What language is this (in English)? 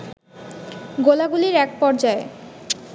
Bangla